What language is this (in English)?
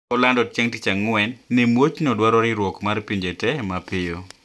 Luo (Kenya and Tanzania)